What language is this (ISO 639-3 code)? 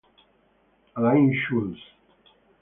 ita